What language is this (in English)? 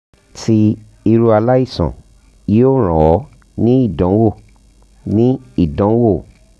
Yoruba